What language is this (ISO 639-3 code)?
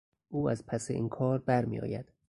fas